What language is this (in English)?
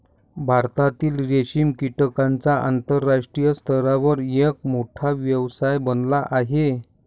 Marathi